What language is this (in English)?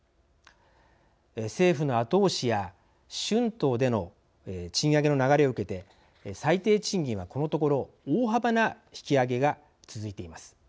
Japanese